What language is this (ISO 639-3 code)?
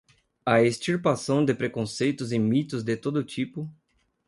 por